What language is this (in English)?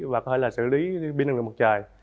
Vietnamese